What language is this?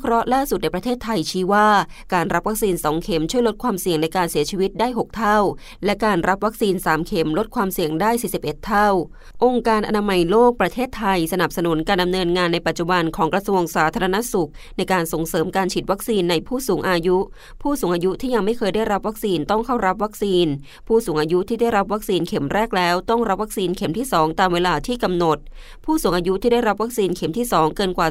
Thai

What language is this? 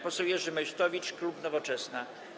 Polish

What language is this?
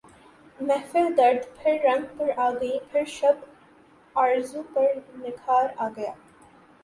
Urdu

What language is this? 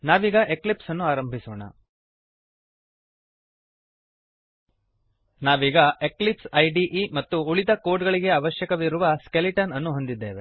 Kannada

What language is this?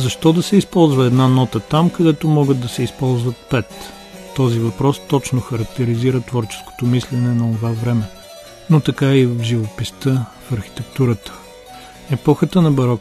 Bulgarian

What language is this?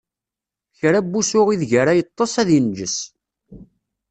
Kabyle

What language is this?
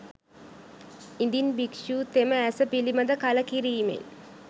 Sinhala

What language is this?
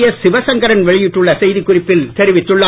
Tamil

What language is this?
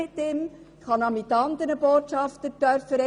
Swiss German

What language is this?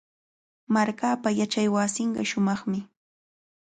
Cajatambo North Lima Quechua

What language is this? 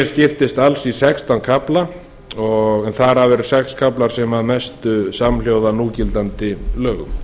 Icelandic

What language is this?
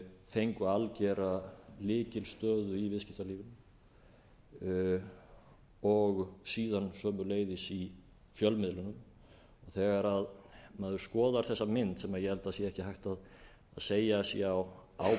Icelandic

